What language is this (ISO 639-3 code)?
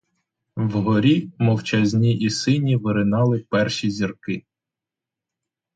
ukr